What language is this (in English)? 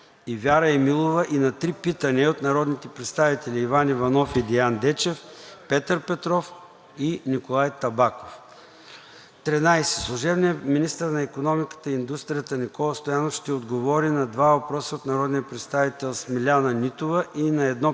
Bulgarian